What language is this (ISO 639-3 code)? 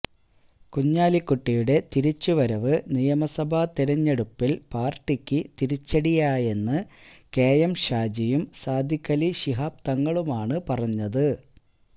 mal